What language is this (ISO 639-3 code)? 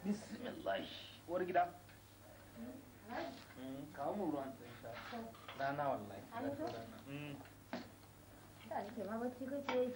ara